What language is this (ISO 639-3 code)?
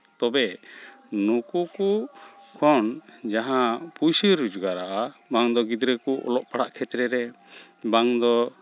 sat